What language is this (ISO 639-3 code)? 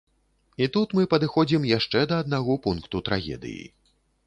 bel